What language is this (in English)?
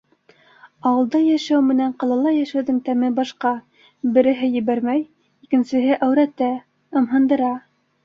Bashkir